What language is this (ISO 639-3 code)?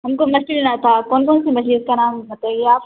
urd